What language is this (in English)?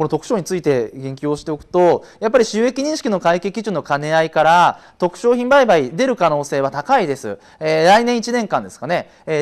Japanese